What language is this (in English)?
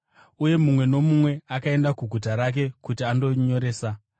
Shona